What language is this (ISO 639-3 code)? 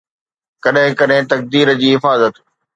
snd